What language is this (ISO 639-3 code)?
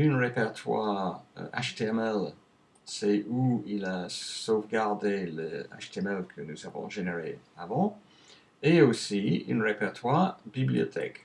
fra